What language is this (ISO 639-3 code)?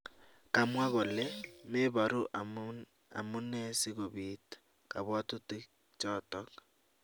kln